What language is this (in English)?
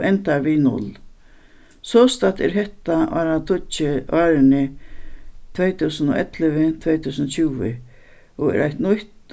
Faroese